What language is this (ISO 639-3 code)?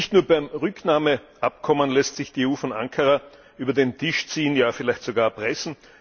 deu